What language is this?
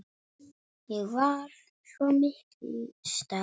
Icelandic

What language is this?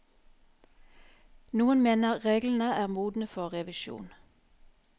Norwegian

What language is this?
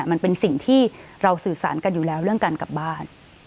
Thai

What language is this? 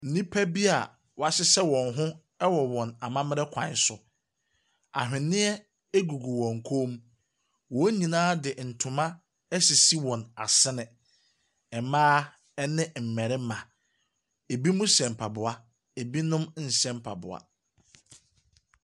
Akan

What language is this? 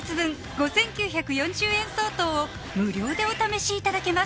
Japanese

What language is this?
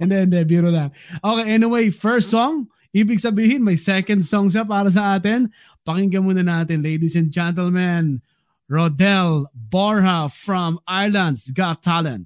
Filipino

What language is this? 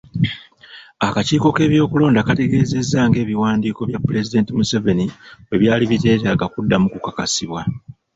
Ganda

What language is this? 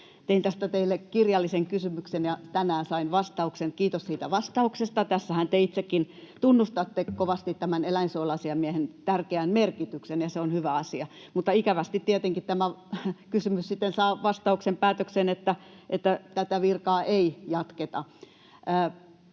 Finnish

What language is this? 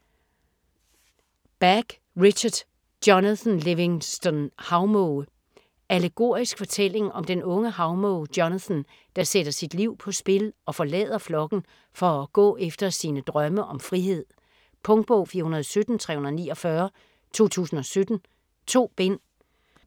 Danish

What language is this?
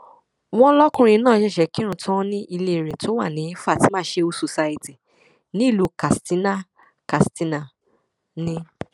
Yoruba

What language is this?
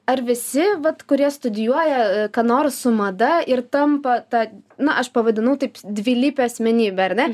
Lithuanian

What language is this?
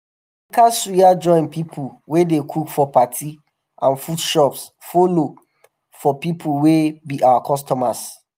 Nigerian Pidgin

